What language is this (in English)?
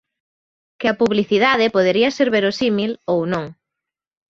Galician